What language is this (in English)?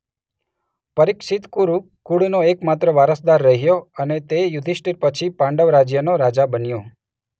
Gujarati